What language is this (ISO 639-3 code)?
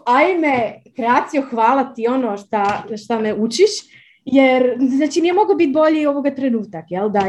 hrv